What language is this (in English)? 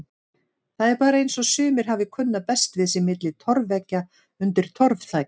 Icelandic